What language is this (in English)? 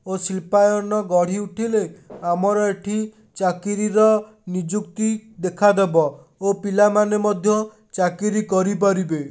Odia